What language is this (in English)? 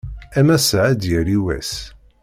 Kabyle